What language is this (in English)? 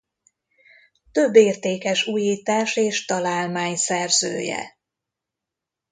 Hungarian